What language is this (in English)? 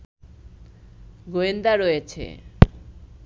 Bangla